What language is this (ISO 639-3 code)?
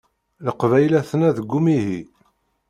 kab